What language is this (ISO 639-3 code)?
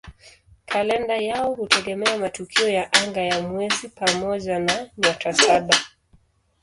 swa